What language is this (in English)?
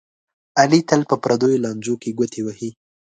Pashto